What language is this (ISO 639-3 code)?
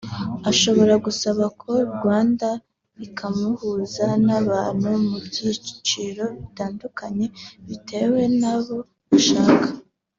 kin